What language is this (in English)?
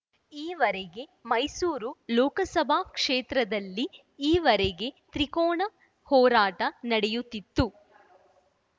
Kannada